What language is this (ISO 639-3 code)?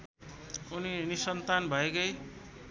nep